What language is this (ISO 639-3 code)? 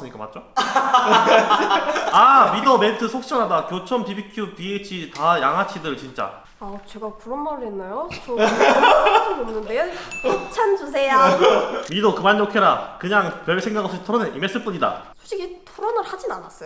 kor